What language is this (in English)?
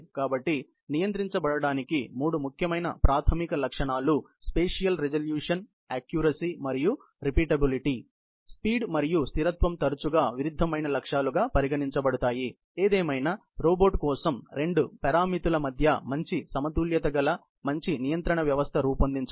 Telugu